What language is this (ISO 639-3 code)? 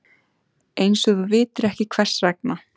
isl